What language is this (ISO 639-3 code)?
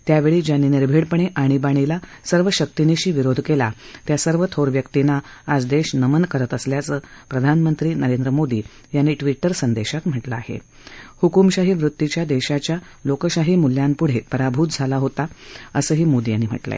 mar